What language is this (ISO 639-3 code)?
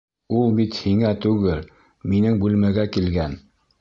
bak